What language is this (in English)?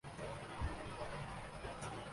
Urdu